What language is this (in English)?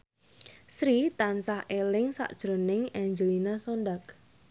Javanese